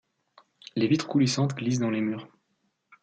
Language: French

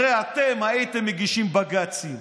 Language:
Hebrew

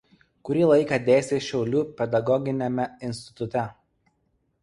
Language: Lithuanian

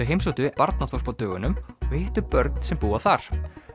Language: Icelandic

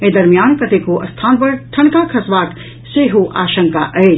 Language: Maithili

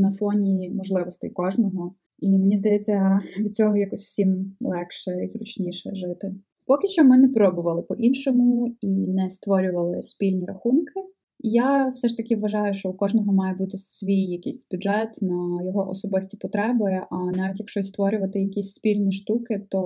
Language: Ukrainian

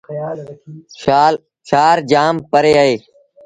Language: Sindhi Bhil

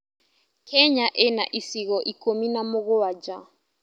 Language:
Kikuyu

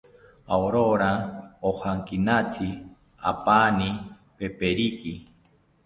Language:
South Ucayali Ashéninka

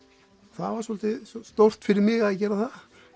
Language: Icelandic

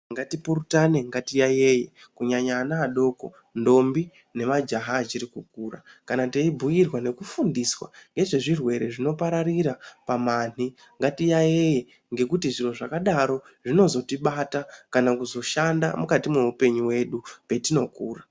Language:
Ndau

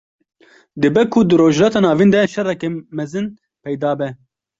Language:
Kurdish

